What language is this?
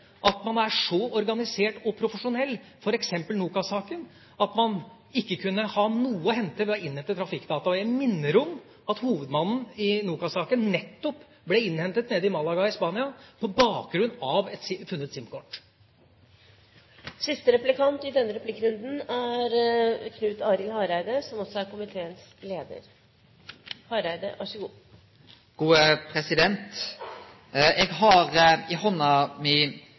Norwegian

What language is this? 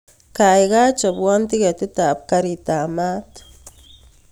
Kalenjin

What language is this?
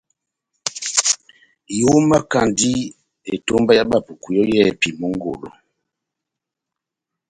Batanga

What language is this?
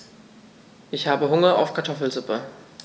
German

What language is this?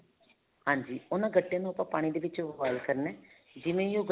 Punjabi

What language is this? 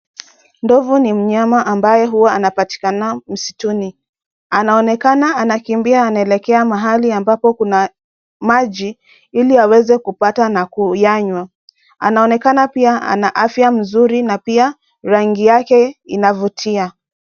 Swahili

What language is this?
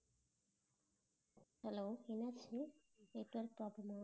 Tamil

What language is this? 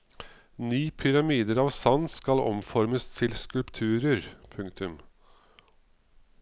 Norwegian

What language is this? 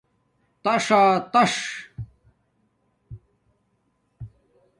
Domaaki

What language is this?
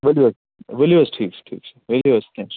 Kashmiri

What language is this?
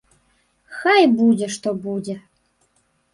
Belarusian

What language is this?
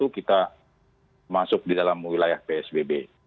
Indonesian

